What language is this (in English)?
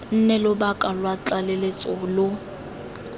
Tswana